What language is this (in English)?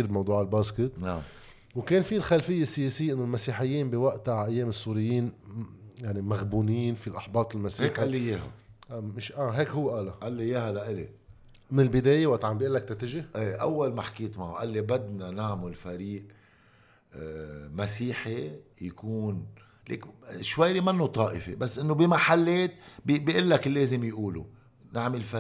Arabic